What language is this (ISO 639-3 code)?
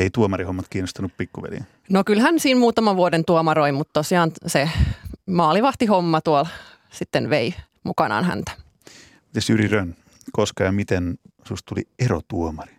fin